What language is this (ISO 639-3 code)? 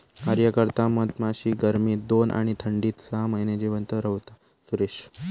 mar